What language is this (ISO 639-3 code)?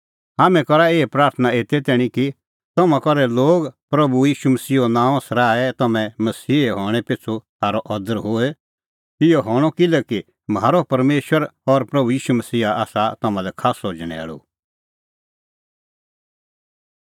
kfx